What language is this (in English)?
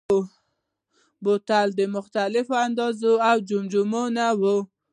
Pashto